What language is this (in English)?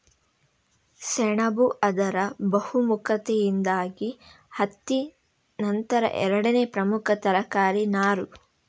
Kannada